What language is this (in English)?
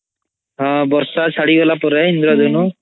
Odia